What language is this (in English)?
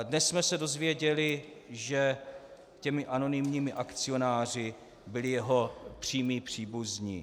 Czech